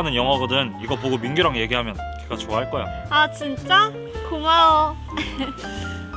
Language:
Korean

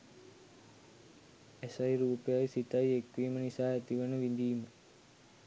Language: Sinhala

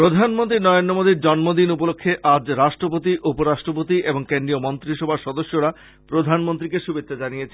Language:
Bangla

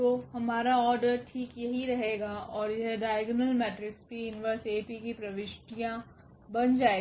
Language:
Hindi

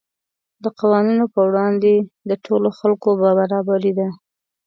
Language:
Pashto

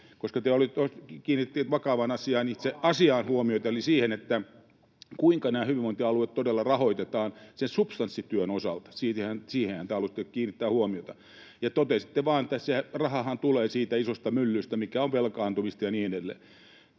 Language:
Finnish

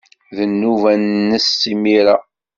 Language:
Kabyle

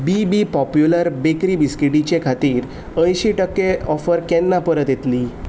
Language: Konkani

